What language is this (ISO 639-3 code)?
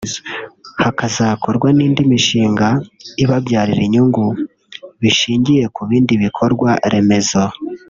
kin